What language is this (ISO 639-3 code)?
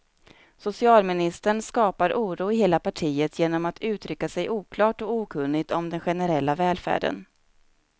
swe